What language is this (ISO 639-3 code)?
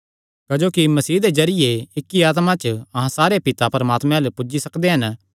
xnr